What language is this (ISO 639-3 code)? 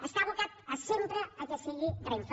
cat